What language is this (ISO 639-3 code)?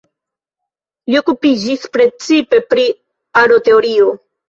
epo